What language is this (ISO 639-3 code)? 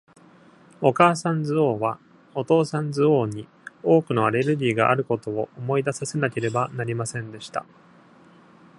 jpn